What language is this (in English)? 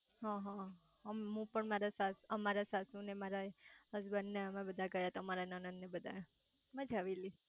Gujarati